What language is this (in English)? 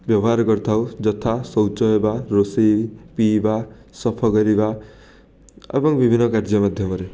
Odia